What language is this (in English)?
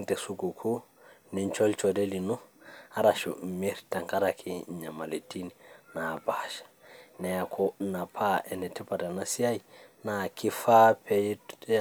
Masai